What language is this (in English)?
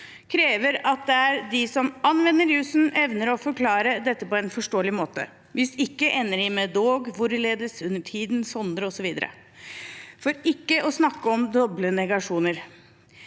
Norwegian